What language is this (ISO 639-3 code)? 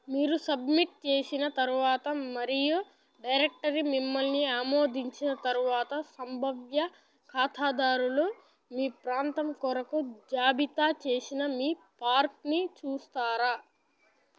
tel